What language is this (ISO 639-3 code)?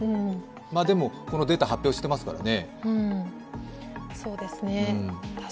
jpn